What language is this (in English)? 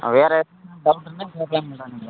Tamil